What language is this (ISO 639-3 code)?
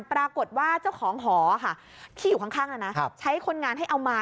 tha